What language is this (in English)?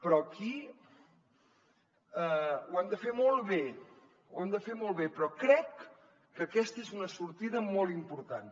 Catalan